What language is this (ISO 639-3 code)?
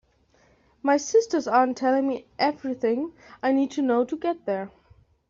eng